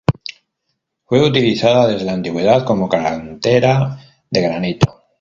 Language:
Spanish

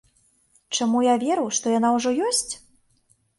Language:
Belarusian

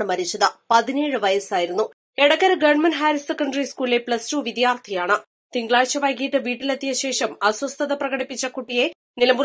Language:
Malayalam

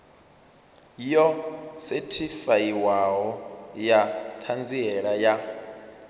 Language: Venda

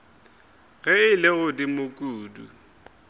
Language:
Northern Sotho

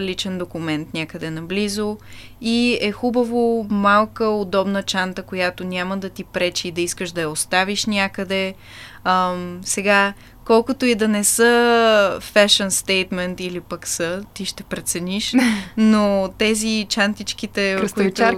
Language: Bulgarian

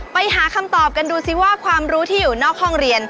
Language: Thai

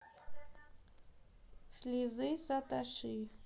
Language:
Russian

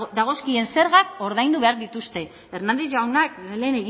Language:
Basque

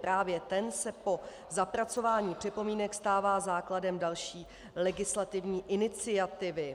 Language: Czech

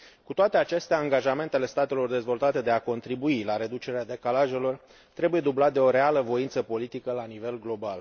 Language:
Romanian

